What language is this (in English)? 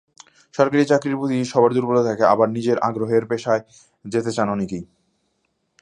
Bangla